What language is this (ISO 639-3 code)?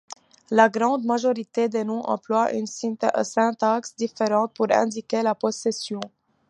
fra